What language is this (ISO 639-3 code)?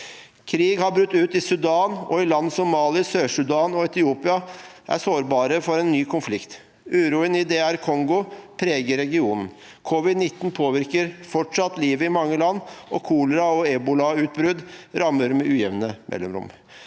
nor